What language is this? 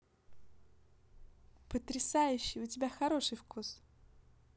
Russian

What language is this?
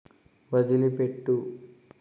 Telugu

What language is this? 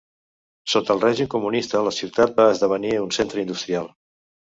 Catalan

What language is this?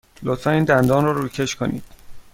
Persian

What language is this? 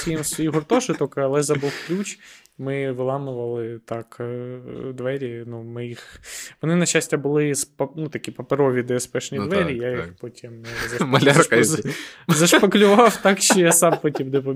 Ukrainian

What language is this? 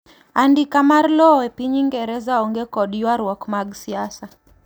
Luo (Kenya and Tanzania)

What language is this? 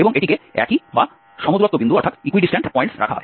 Bangla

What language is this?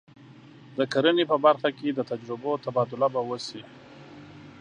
Pashto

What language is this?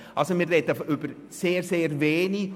Swiss German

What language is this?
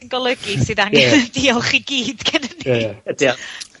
Welsh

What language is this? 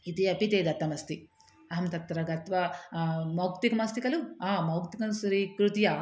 Sanskrit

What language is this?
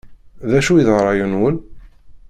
Kabyle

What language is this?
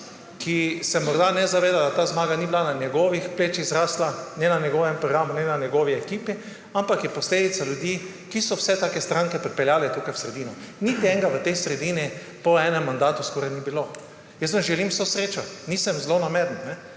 Slovenian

